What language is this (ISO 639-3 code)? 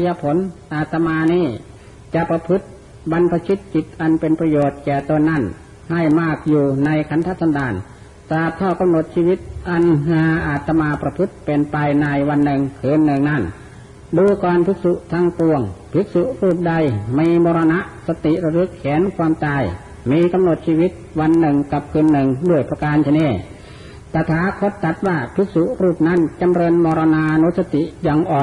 tha